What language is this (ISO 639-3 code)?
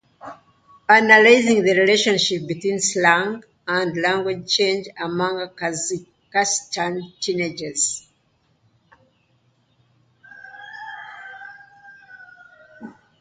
eng